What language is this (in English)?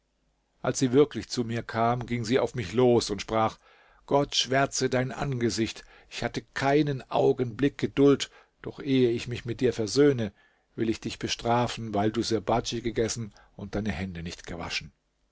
German